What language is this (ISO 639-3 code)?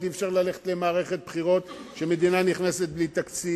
heb